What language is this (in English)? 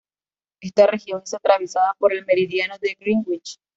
Spanish